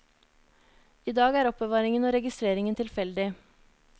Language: Norwegian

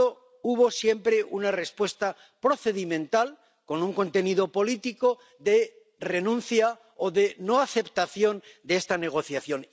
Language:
Spanish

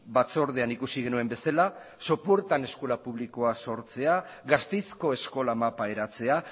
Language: Basque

